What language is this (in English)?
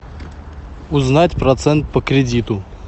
Russian